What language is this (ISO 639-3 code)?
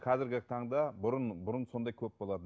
kaz